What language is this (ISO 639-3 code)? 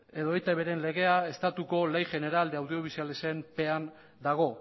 eus